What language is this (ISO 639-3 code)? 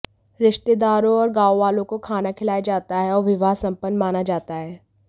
hin